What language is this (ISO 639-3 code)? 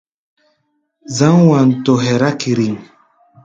gba